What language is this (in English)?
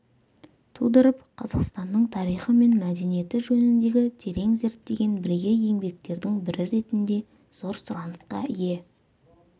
Kazakh